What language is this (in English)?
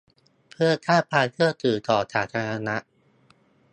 Thai